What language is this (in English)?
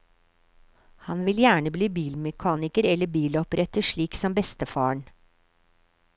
Norwegian